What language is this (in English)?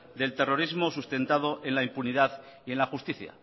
Spanish